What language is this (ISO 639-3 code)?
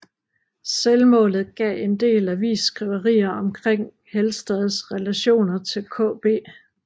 dan